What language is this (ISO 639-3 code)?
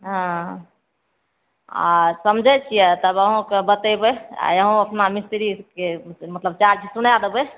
mai